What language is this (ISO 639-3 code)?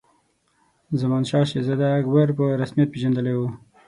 pus